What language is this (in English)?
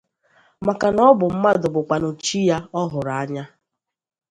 Igbo